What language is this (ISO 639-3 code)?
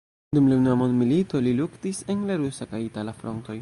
epo